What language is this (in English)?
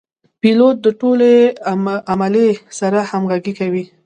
Pashto